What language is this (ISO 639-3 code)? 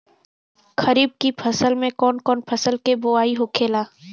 bho